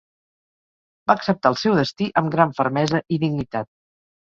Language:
Catalan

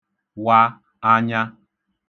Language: Igbo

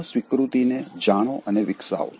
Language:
Gujarati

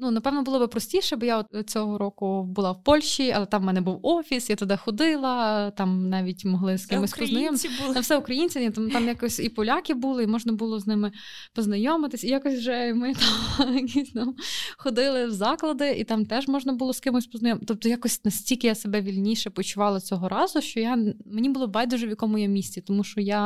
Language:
Ukrainian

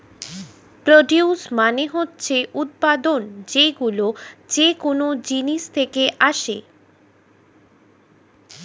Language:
Bangla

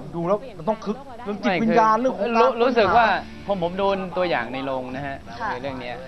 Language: Thai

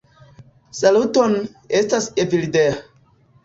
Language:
Esperanto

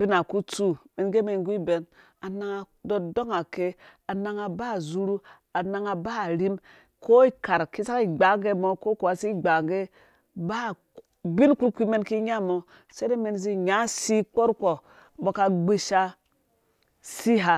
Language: Dũya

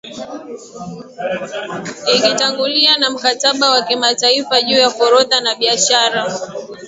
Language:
Swahili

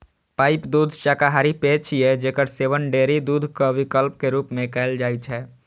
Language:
Maithili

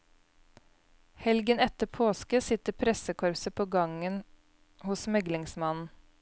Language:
Norwegian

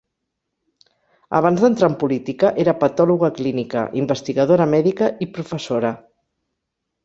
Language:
Catalan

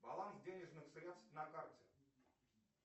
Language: Russian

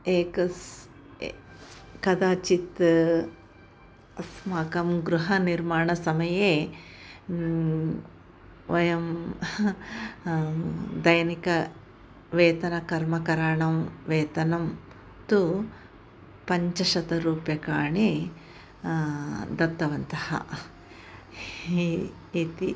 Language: Sanskrit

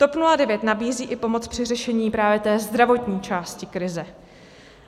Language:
Czech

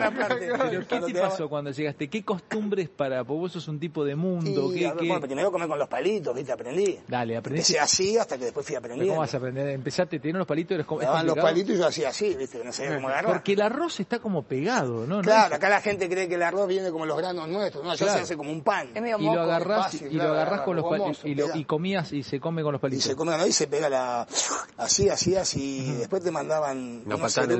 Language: Spanish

